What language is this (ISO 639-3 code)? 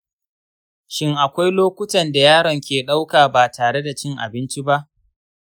hau